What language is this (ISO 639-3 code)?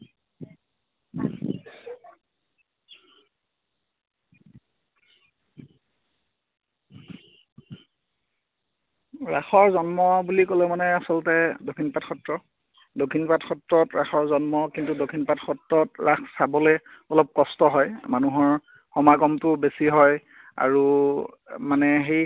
asm